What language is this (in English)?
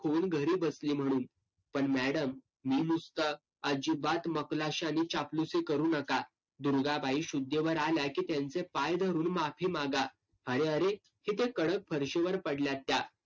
Marathi